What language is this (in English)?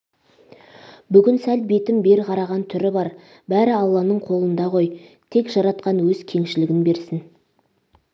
Kazakh